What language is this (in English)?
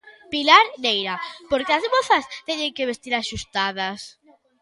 Galician